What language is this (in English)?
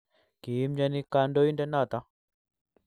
Kalenjin